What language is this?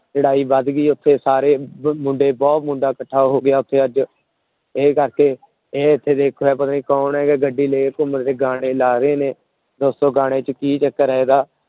Punjabi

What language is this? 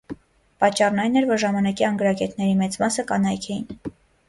Armenian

